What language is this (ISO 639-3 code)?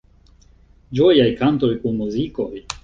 epo